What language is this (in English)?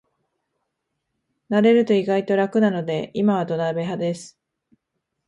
Japanese